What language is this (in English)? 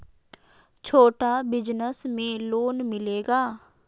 Magahi